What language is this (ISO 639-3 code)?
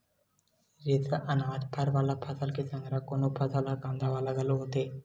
hne